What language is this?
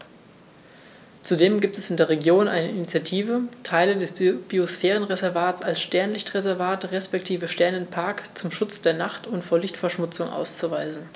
German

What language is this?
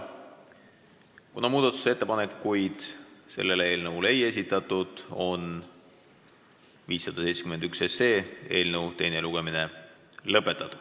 Estonian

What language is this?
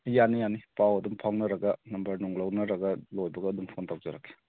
Manipuri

